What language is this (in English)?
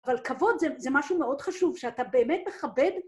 Hebrew